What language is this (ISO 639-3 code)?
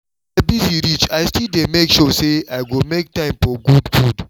pcm